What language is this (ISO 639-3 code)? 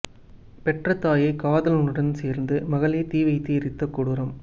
tam